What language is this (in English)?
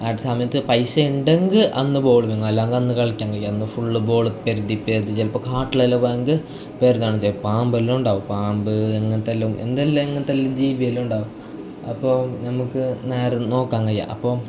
Malayalam